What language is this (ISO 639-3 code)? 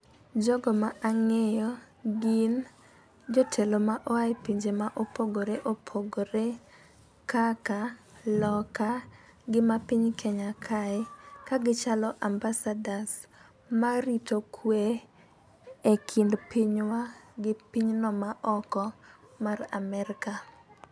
luo